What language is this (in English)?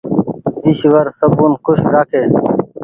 Goaria